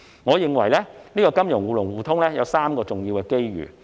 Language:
Cantonese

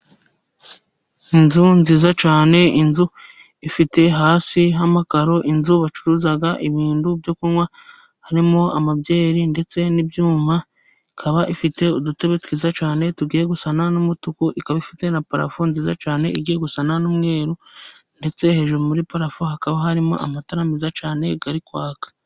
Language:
Kinyarwanda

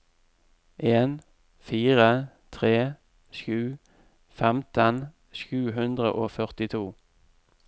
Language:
Norwegian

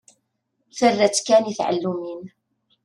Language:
Kabyle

